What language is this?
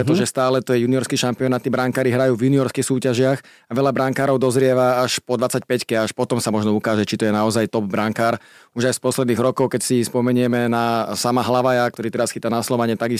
Slovak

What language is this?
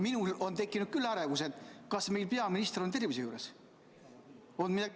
Estonian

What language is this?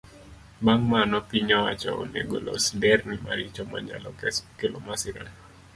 Luo (Kenya and Tanzania)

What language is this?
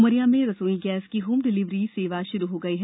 Hindi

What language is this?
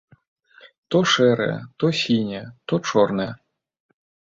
Belarusian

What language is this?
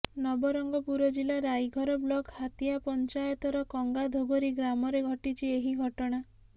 Odia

